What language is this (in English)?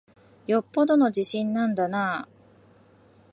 Japanese